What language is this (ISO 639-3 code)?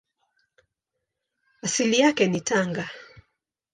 swa